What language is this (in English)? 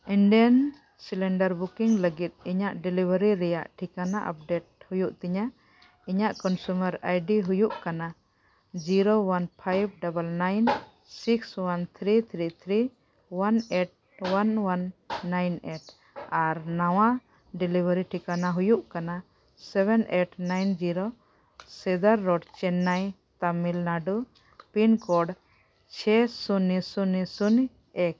Santali